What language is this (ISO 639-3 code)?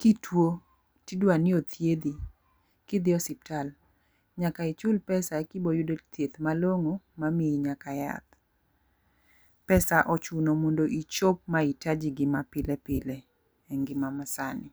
luo